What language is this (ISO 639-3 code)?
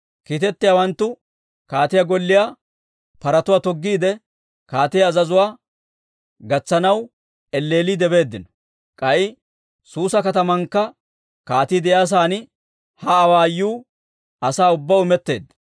dwr